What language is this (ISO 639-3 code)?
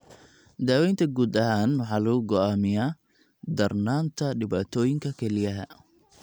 som